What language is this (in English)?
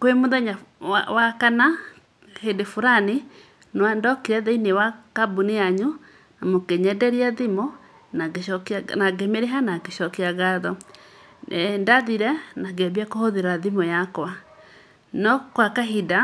Kikuyu